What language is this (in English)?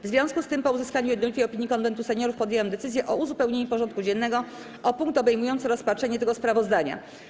Polish